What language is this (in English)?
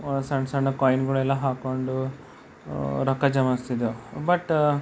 Kannada